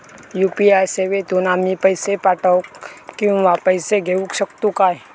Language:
Marathi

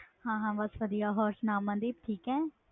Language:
Punjabi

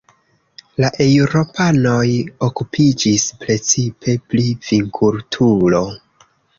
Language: Esperanto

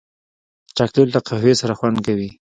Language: Pashto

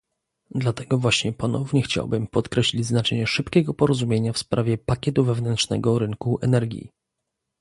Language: Polish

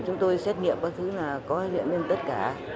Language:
Vietnamese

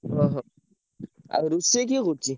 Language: Odia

